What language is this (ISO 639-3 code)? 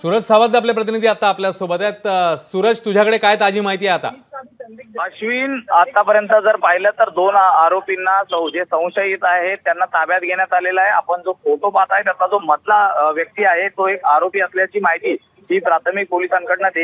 hin